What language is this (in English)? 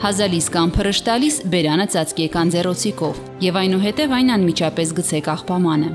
Romanian